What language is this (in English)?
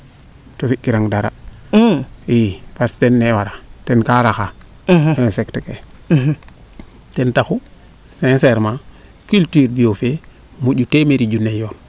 Serer